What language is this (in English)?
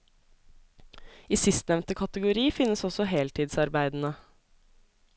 Norwegian